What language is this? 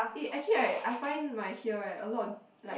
English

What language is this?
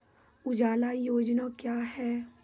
Maithili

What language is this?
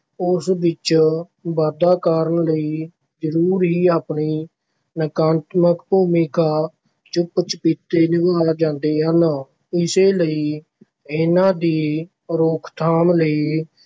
Punjabi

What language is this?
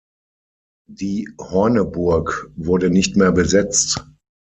German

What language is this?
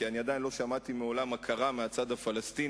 Hebrew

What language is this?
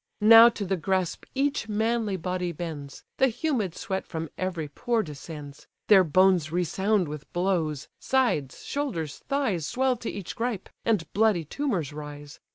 English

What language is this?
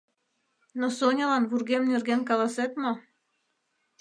Mari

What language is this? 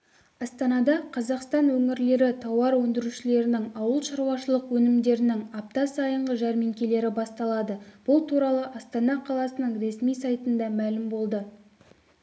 Kazakh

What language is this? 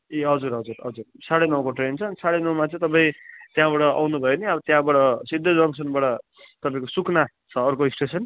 Nepali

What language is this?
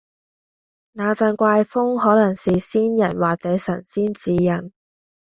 Cantonese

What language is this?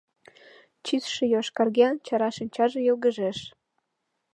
Mari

